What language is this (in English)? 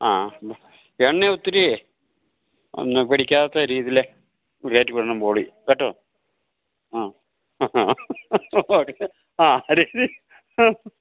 Malayalam